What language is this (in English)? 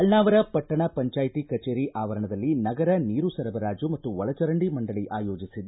Kannada